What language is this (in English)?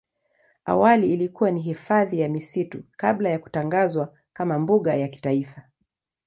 Swahili